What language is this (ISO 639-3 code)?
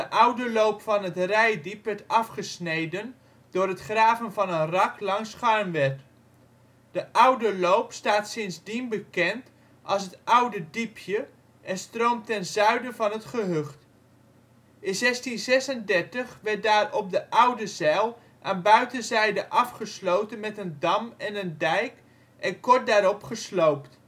nld